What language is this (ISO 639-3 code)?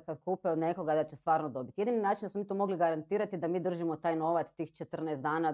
hrv